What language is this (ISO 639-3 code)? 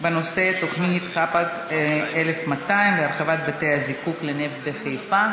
heb